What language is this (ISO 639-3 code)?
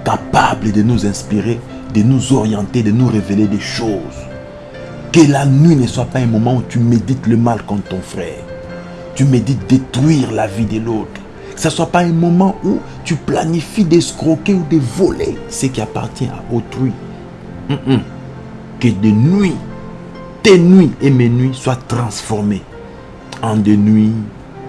fra